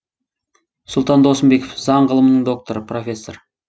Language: Kazakh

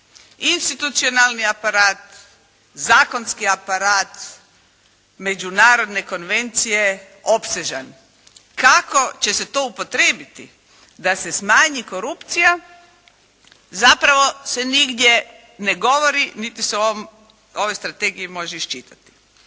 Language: Croatian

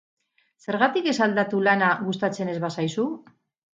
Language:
Basque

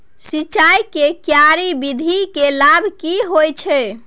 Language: Maithili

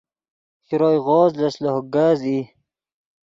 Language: Yidgha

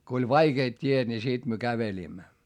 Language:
Finnish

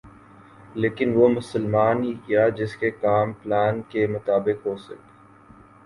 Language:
Urdu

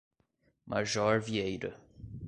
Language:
Portuguese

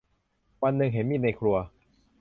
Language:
Thai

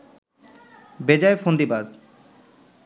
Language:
Bangla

